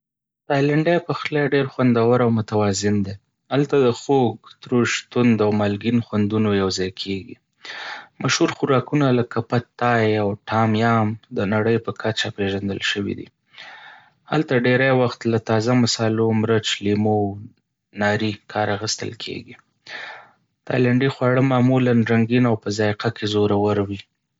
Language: Pashto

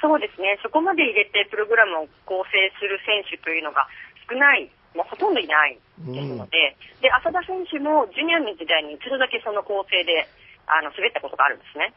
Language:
Japanese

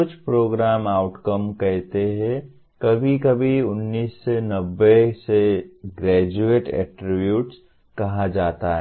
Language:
Hindi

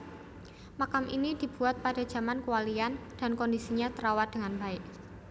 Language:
Javanese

